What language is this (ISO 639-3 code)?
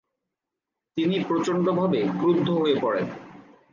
ben